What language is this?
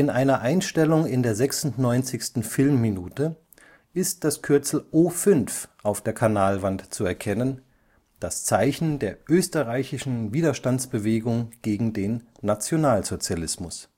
German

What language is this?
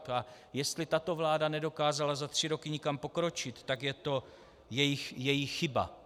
Czech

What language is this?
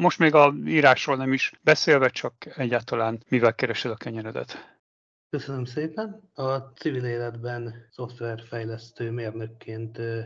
Hungarian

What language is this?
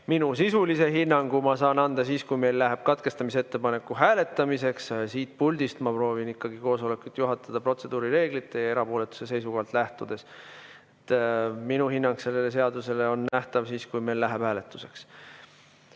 Estonian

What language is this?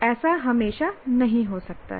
Hindi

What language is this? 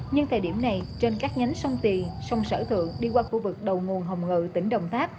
Vietnamese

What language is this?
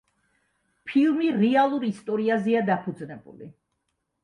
Georgian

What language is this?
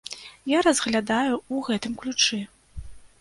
Belarusian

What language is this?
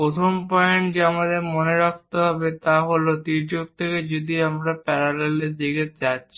Bangla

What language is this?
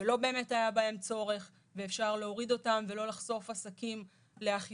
Hebrew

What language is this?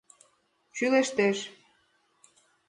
Mari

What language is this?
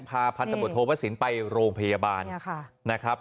Thai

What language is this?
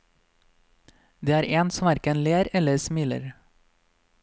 Norwegian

